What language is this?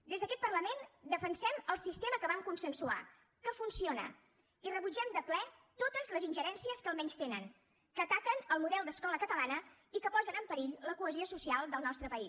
Catalan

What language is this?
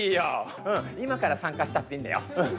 Japanese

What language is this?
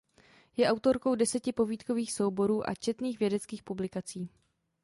Czech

